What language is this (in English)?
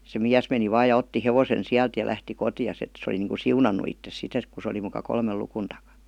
Finnish